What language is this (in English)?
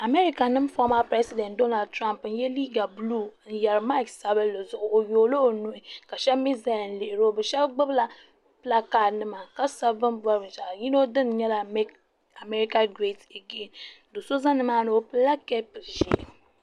Dagbani